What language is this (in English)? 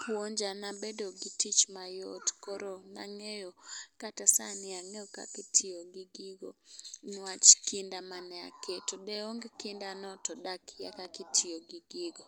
Luo (Kenya and Tanzania)